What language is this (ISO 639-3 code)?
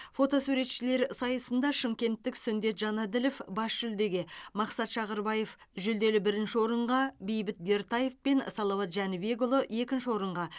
kaz